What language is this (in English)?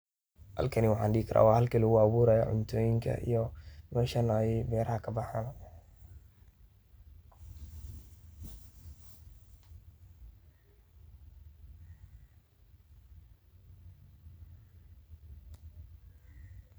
Somali